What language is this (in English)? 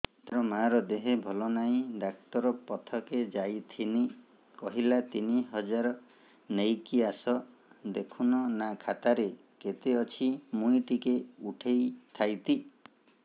Odia